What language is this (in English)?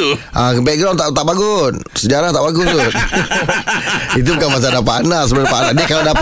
Malay